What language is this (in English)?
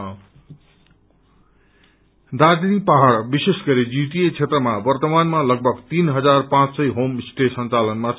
Nepali